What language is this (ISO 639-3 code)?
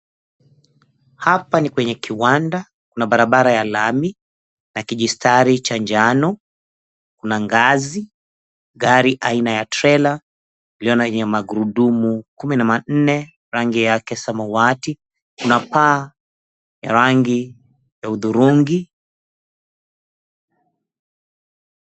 swa